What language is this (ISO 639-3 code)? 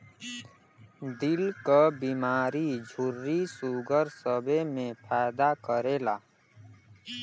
bho